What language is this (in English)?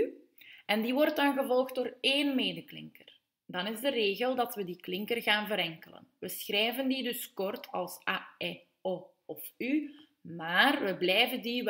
Dutch